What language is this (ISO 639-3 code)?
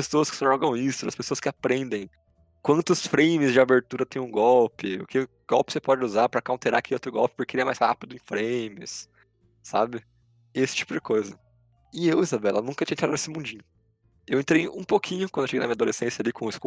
por